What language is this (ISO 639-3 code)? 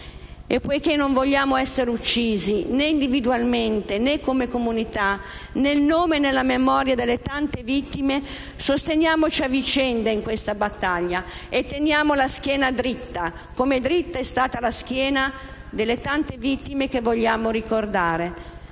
ita